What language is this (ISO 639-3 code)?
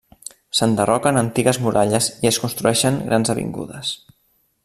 cat